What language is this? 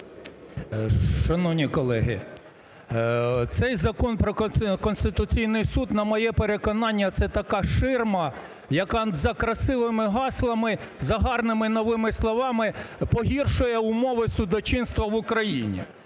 Ukrainian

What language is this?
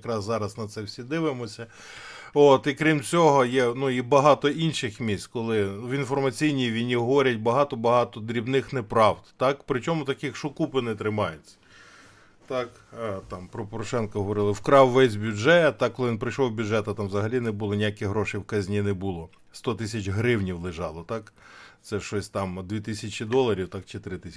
Ukrainian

